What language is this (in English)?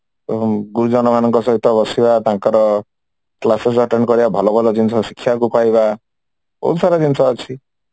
Odia